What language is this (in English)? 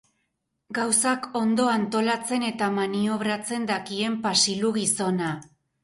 Basque